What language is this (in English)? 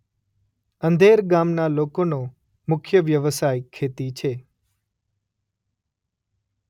Gujarati